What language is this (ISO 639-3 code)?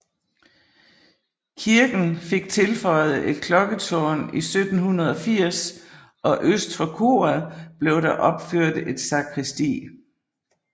dan